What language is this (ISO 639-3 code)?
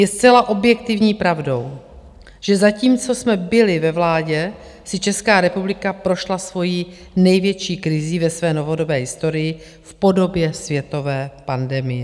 ces